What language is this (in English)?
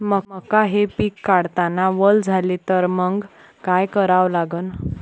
Marathi